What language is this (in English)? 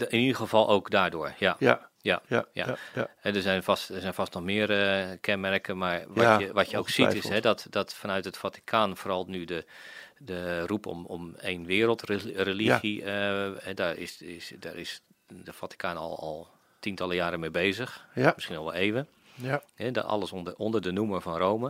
Dutch